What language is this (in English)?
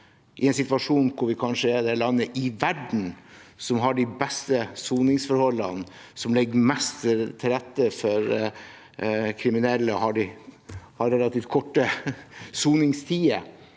Norwegian